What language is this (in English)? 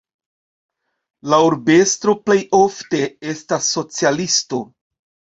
Esperanto